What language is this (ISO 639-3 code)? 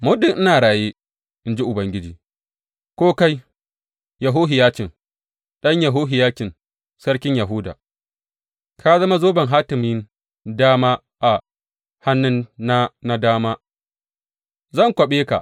hau